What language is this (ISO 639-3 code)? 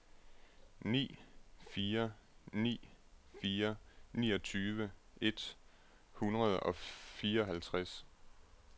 dan